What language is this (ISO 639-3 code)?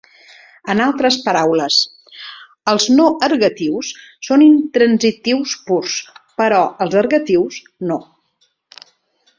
cat